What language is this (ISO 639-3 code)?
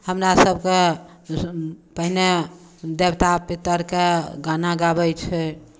mai